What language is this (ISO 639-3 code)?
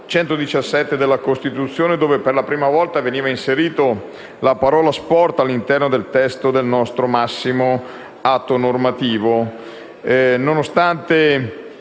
ita